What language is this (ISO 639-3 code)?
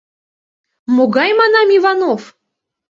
chm